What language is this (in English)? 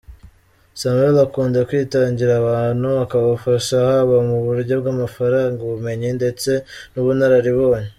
Kinyarwanda